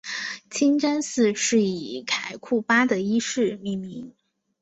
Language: Chinese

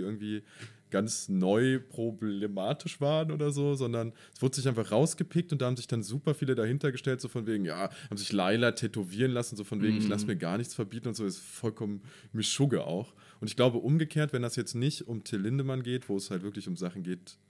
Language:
German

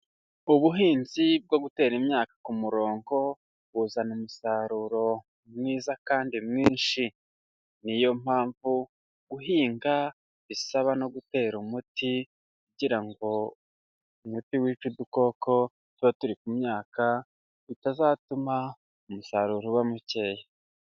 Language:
Kinyarwanda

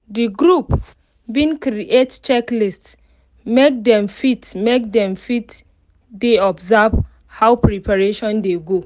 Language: Nigerian Pidgin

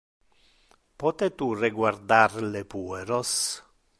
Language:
Interlingua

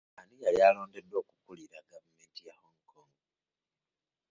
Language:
Ganda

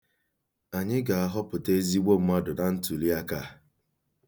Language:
Igbo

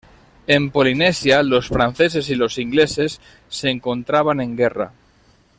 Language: Spanish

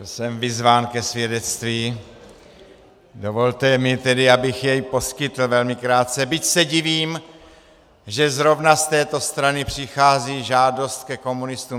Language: Czech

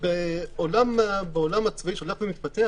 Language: Hebrew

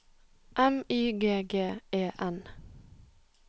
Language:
Norwegian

